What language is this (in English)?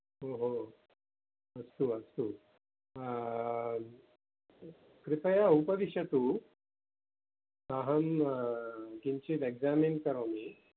Sanskrit